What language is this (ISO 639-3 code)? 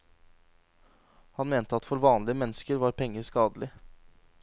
nor